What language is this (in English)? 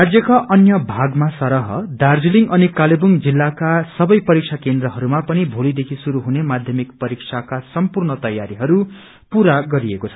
Nepali